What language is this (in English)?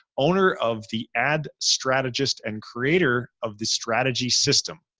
English